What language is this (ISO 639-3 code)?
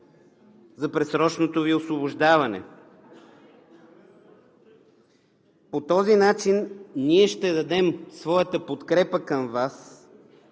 bul